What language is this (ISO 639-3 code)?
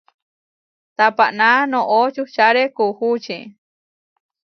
var